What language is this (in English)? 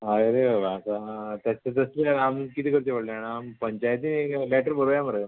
Konkani